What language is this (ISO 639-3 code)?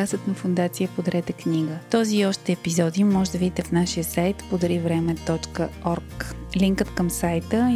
bul